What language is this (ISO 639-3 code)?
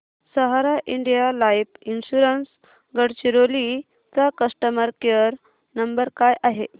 mar